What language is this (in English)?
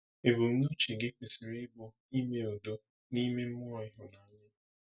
Igbo